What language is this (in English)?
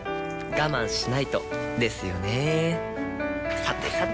Japanese